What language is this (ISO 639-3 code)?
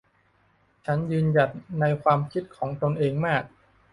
tha